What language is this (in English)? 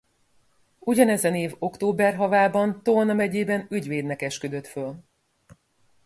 Hungarian